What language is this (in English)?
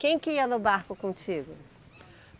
Portuguese